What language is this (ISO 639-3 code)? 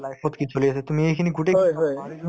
asm